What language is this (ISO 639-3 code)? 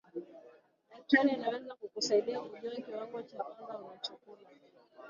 swa